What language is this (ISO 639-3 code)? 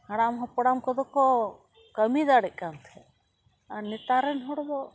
sat